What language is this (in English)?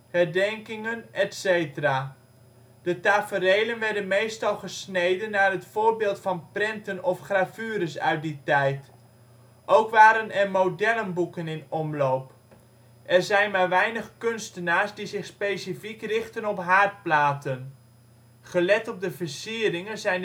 Dutch